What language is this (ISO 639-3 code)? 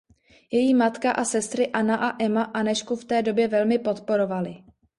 ces